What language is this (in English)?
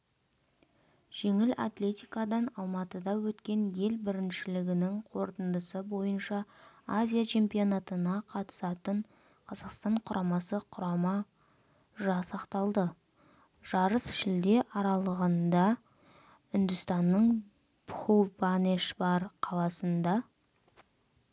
Kazakh